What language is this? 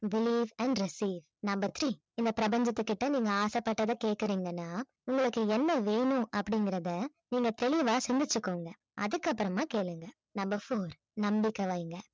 Tamil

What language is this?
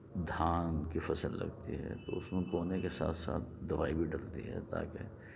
Urdu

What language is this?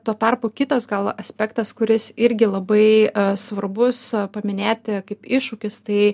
Lithuanian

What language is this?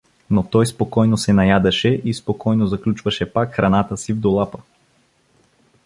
Bulgarian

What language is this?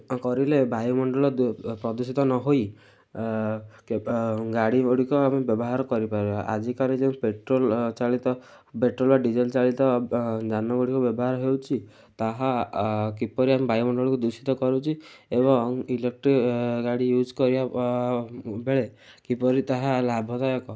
Odia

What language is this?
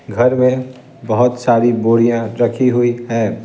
Hindi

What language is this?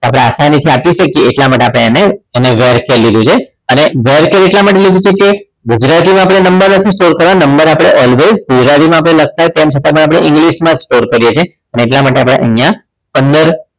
Gujarati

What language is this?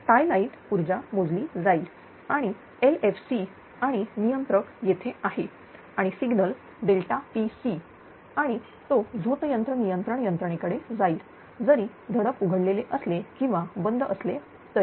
Marathi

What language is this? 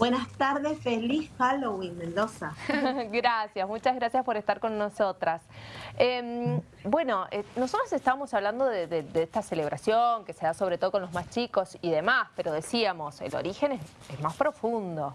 Spanish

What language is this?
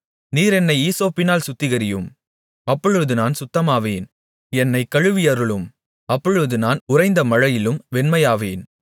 Tamil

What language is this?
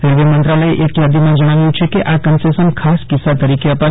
Gujarati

